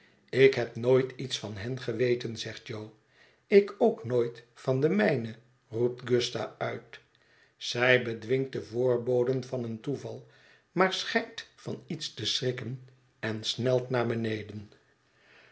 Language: Dutch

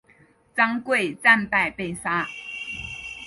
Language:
Chinese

